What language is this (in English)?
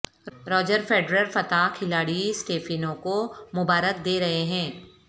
Urdu